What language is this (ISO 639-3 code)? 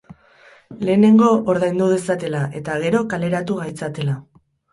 eus